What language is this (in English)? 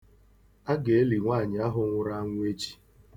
Igbo